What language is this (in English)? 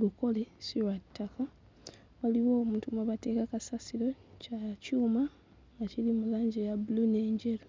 Ganda